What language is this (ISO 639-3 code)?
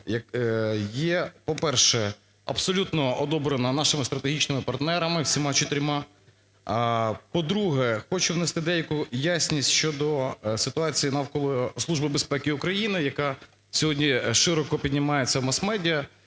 ukr